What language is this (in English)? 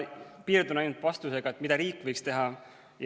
Estonian